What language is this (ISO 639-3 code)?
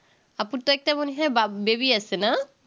ben